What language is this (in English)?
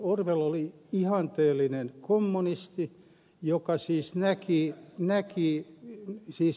Finnish